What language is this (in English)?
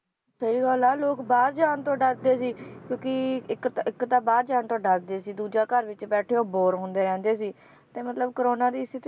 Punjabi